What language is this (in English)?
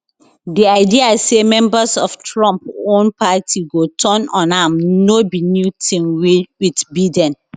Nigerian Pidgin